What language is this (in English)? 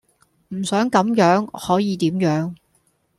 Cantonese